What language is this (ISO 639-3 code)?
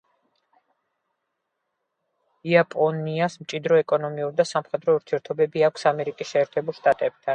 kat